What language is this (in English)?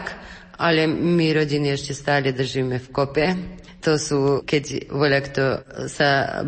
Slovak